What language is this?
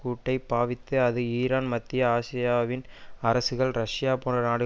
Tamil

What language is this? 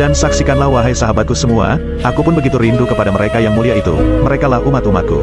Indonesian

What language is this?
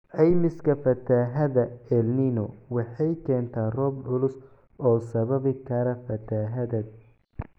Somali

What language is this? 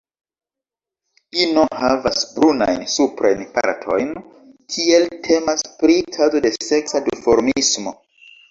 Esperanto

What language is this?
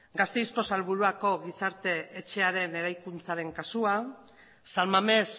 Basque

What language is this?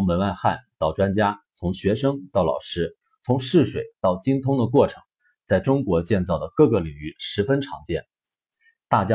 Chinese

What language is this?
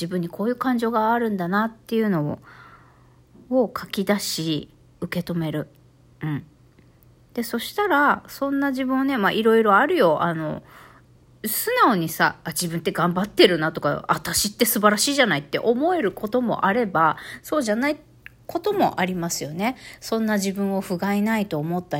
Japanese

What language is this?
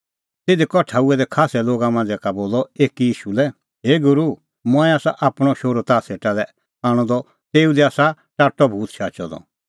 Kullu Pahari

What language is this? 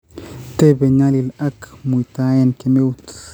Kalenjin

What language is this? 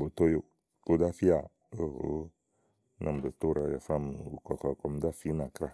Igo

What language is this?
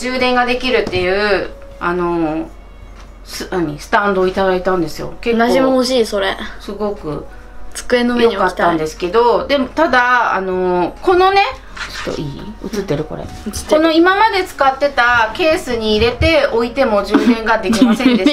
Japanese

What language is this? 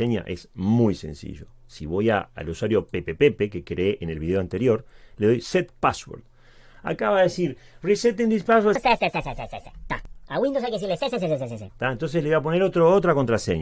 Spanish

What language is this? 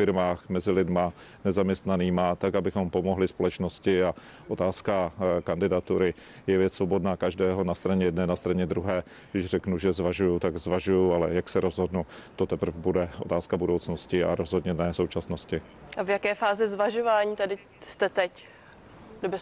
Czech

